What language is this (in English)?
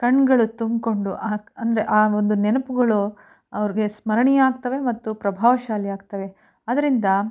Kannada